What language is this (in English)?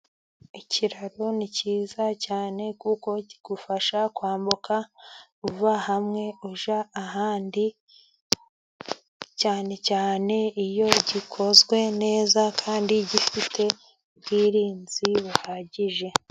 Kinyarwanda